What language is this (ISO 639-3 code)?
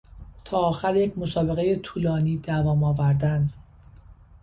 fas